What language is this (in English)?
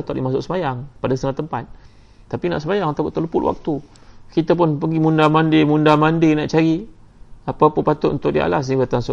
Malay